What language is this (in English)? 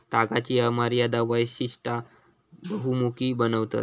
Marathi